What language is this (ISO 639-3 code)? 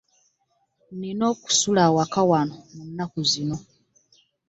lug